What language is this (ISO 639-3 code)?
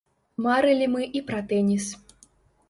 bel